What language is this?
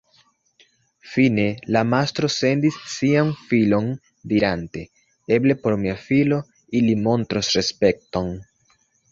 Esperanto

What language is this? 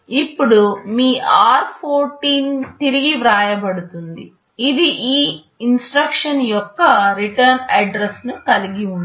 Telugu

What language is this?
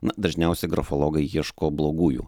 Lithuanian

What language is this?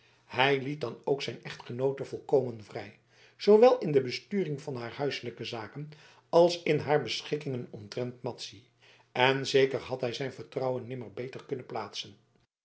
Dutch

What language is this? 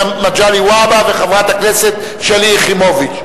Hebrew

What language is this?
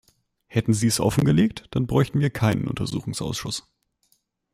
German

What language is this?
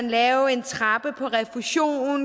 Danish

